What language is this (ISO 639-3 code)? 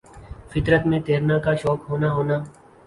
urd